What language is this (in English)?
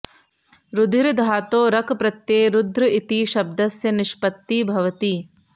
Sanskrit